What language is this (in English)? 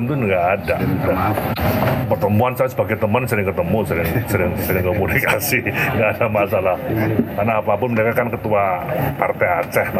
Indonesian